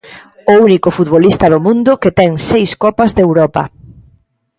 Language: Galician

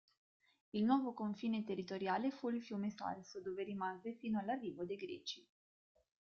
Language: Italian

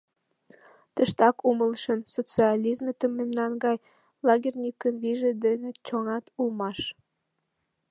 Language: Mari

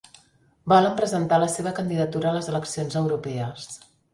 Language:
Catalan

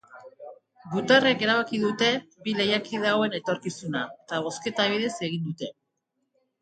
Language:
Basque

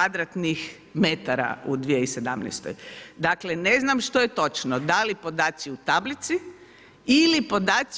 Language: Croatian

